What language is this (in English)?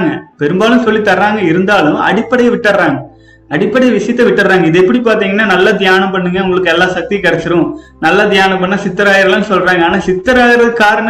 Tamil